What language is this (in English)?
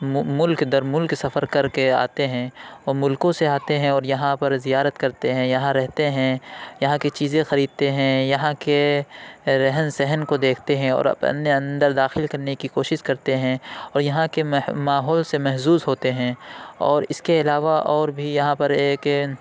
Urdu